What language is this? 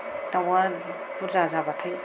Bodo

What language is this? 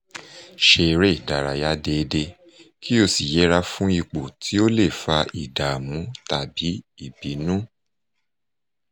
Yoruba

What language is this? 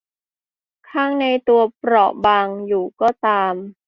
Thai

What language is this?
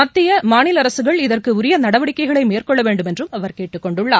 Tamil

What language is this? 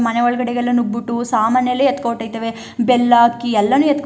Kannada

